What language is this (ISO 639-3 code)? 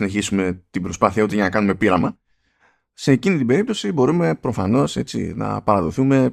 ell